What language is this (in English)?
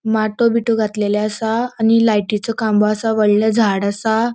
Konkani